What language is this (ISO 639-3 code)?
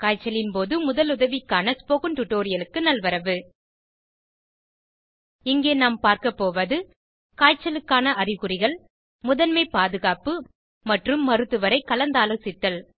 tam